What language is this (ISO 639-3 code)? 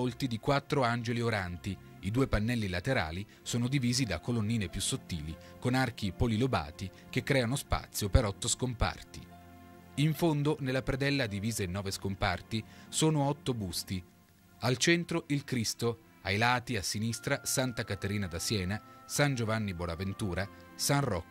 ita